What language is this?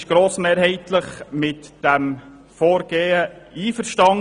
Swiss German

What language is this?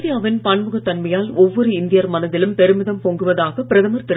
Tamil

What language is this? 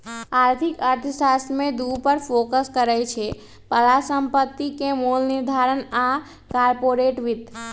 Magahi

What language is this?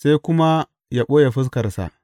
Hausa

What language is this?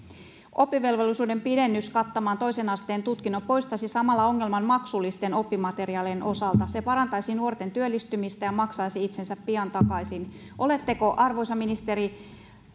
Finnish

